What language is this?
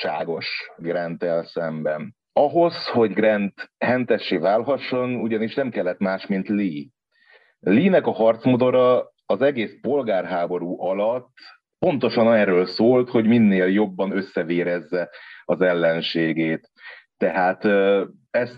Hungarian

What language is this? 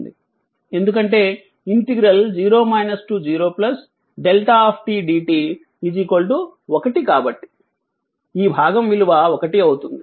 Telugu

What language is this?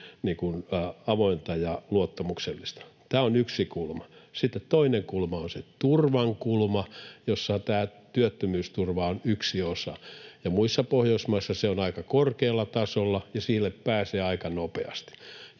Finnish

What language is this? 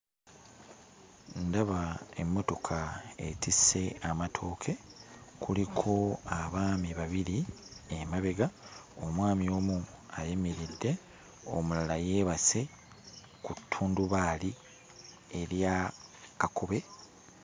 Ganda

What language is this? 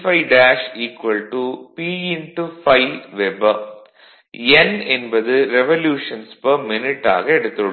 Tamil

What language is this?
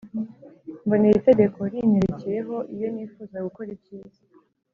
Kinyarwanda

